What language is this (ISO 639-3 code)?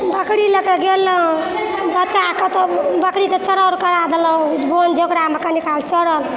mai